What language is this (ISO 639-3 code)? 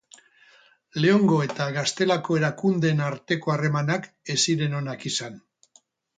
eus